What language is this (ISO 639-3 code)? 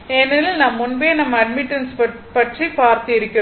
tam